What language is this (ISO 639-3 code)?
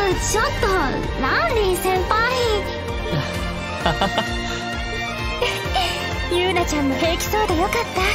jpn